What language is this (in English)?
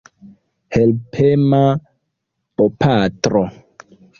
Esperanto